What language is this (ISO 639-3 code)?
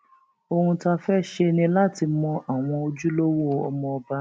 yor